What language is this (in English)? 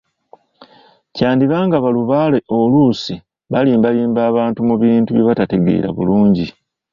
Ganda